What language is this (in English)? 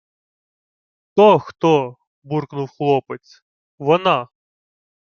Ukrainian